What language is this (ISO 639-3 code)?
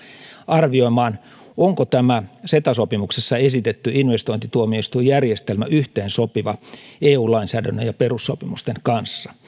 fin